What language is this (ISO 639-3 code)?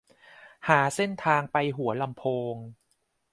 tha